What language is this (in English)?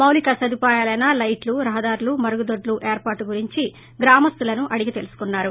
Telugu